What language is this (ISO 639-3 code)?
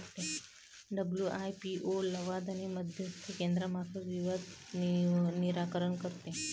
mar